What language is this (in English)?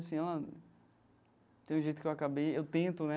Portuguese